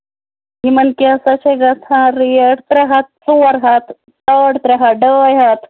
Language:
Kashmiri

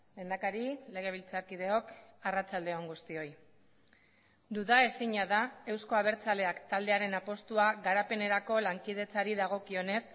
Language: Basque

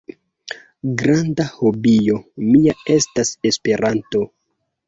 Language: Esperanto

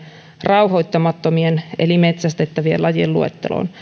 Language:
Finnish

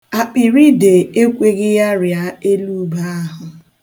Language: Igbo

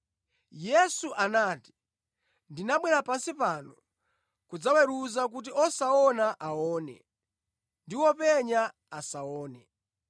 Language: Nyanja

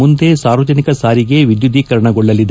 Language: Kannada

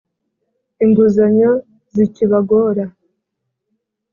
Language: Kinyarwanda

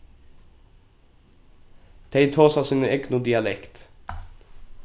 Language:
Faroese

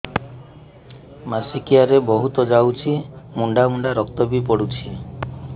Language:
Odia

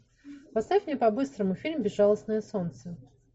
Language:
Russian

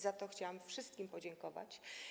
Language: Polish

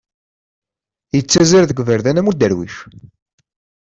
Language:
Kabyle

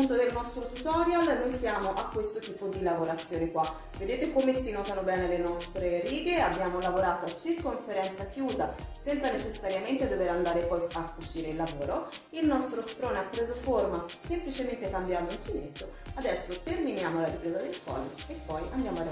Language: Italian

